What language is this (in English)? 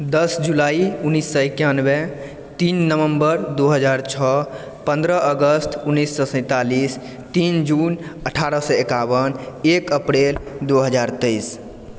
Maithili